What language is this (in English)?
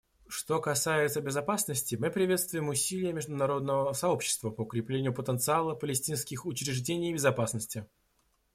Russian